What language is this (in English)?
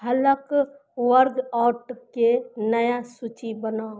Maithili